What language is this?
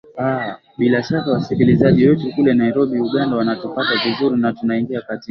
Swahili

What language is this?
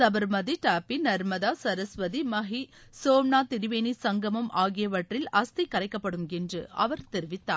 Tamil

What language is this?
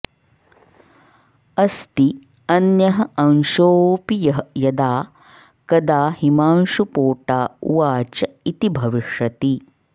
Sanskrit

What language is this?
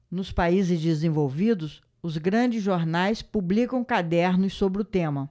Portuguese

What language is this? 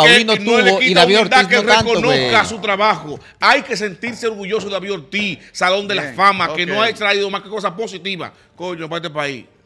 Spanish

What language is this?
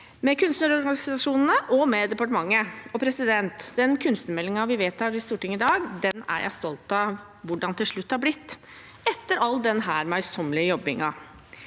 Norwegian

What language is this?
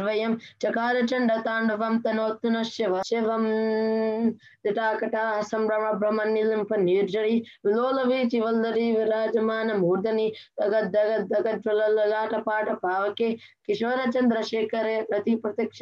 Telugu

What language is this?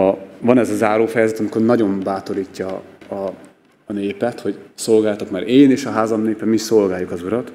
Hungarian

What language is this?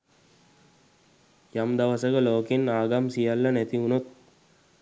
Sinhala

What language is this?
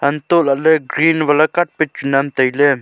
Wancho Naga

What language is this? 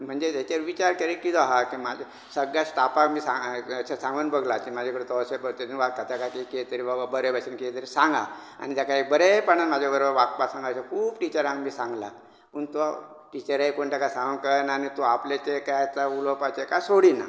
Konkani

